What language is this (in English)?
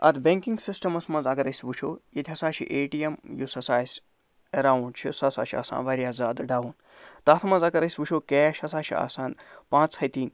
Kashmiri